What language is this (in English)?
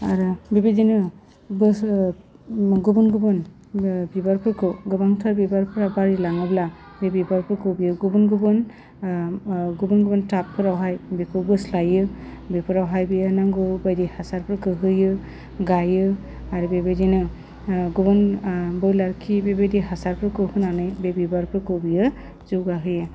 Bodo